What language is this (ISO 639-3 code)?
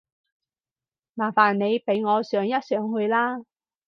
yue